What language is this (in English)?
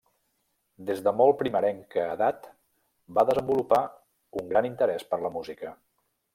Catalan